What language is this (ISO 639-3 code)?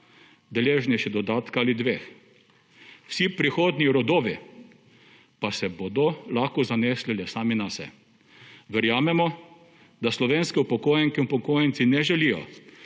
slv